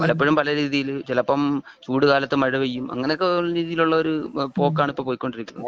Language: Malayalam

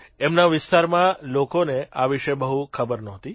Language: Gujarati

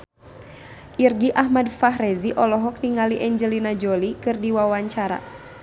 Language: Sundanese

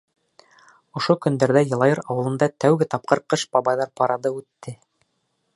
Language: Bashkir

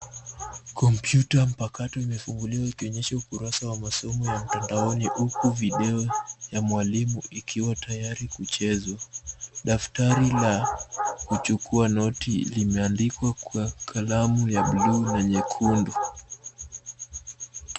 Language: Swahili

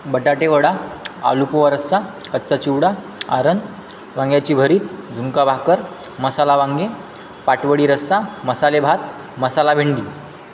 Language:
Marathi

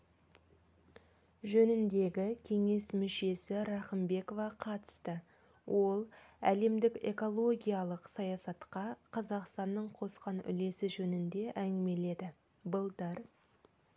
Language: Kazakh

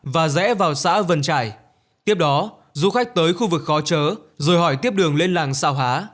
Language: Vietnamese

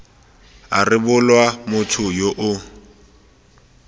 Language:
Tswana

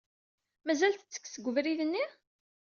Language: Kabyle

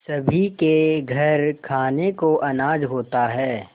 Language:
Hindi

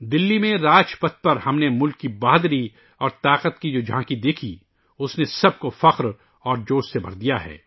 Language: Urdu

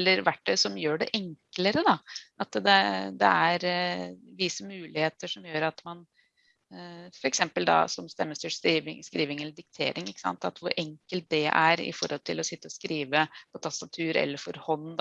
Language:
Norwegian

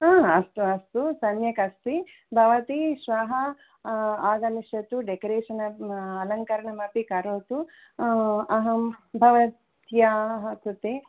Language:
Sanskrit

